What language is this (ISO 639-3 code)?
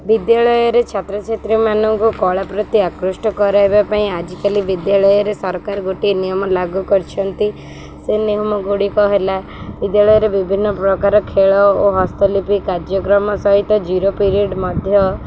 ori